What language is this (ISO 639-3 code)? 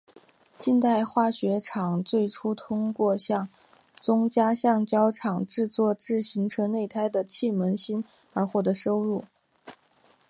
zho